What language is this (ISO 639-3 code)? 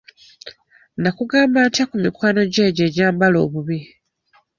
lug